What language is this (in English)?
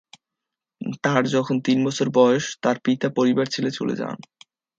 Bangla